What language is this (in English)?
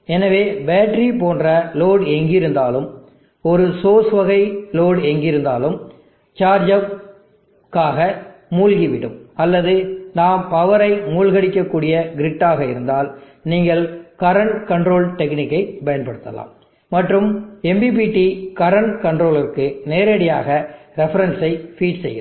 Tamil